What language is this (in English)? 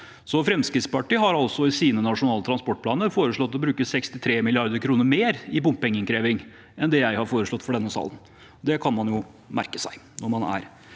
Norwegian